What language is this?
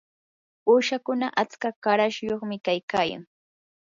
Yanahuanca Pasco Quechua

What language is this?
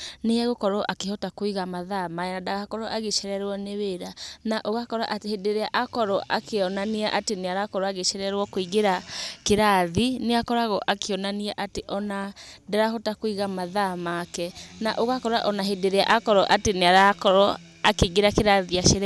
Kikuyu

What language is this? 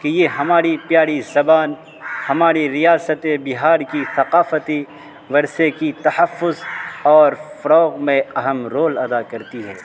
Urdu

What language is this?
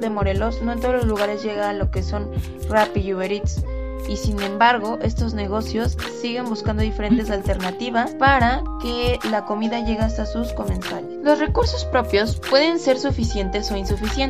Spanish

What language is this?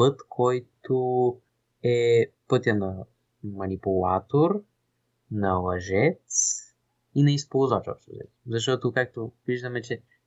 Bulgarian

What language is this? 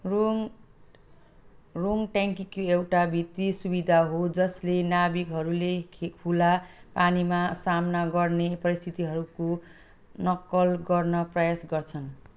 Nepali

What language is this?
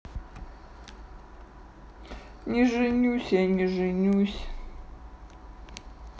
Russian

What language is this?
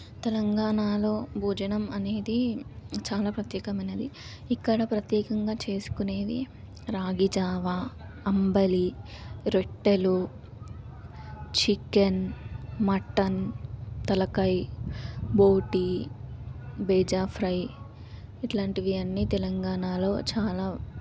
Telugu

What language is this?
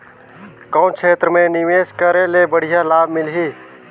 Chhattisgarhi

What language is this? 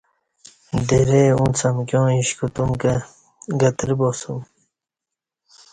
Kati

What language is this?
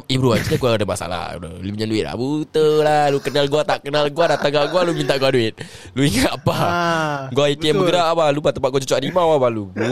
Malay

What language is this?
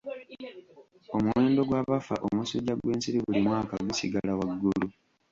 Ganda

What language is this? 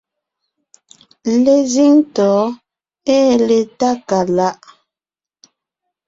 Ngiemboon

